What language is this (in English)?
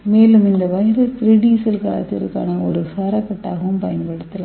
Tamil